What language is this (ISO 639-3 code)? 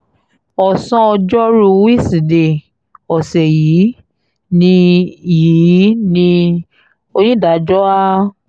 yor